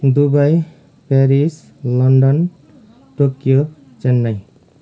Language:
Nepali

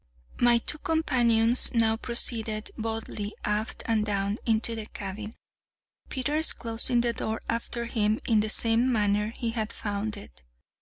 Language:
English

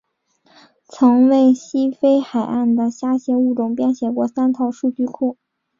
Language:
Chinese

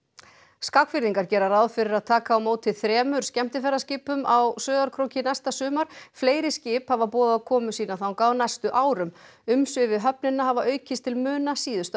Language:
Icelandic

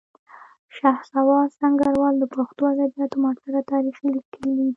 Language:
Pashto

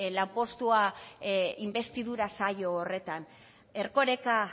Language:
Basque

